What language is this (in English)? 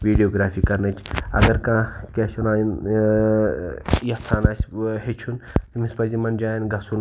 Kashmiri